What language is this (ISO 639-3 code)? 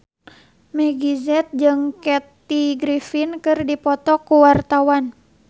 sun